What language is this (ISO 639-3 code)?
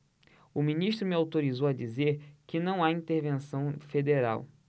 por